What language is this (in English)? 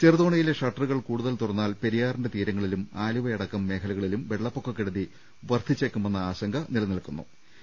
Malayalam